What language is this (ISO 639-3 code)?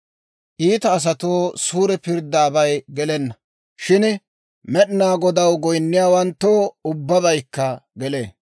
dwr